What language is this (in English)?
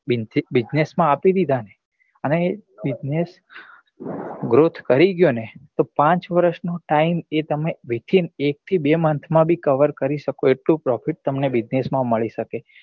Gujarati